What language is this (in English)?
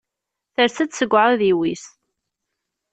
Kabyle